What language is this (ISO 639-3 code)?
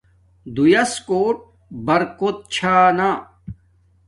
dmk